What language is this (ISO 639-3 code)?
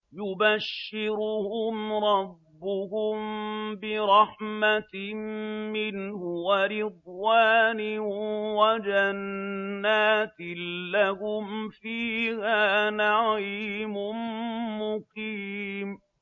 ara